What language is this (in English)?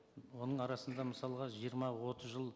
Kazakh